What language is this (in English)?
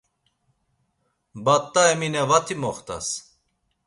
Laz